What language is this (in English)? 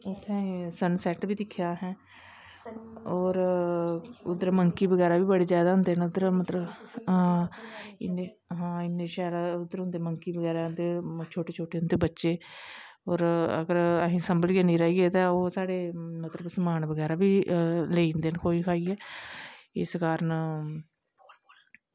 Dogri